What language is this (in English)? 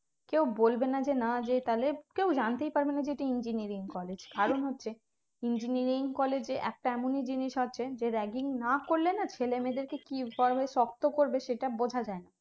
Bangla